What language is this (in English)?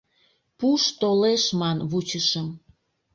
Mari